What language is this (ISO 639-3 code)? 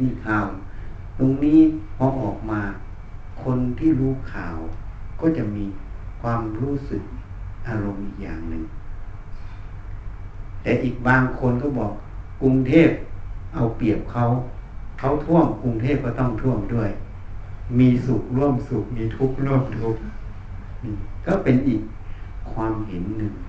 tha